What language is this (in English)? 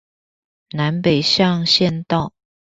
Chinese